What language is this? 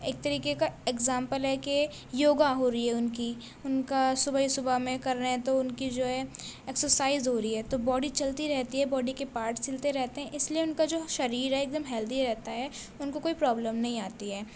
Urdu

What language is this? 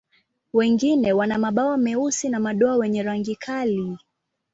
Swahili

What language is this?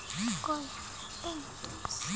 Bangla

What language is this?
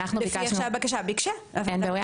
Hebrew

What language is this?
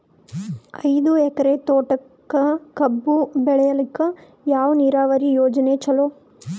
Kannada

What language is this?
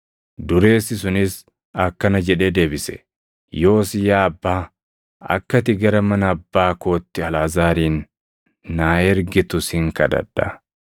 Oromo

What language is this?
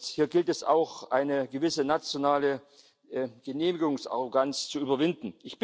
German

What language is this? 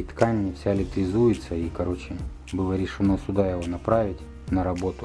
Russian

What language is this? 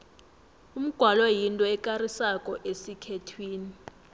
South Ndebele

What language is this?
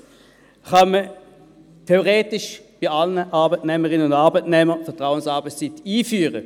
Swiss German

